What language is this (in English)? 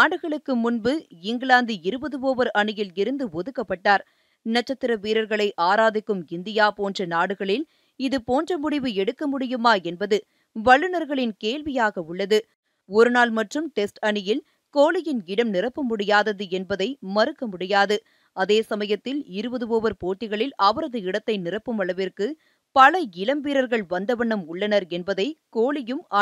Tamil